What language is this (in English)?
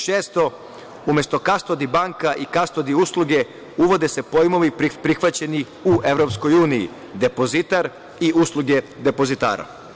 Serbian